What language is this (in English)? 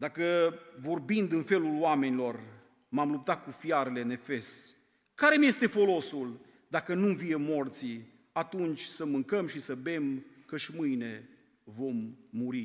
Romanian